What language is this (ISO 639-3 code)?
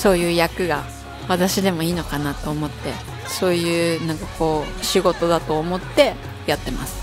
jpn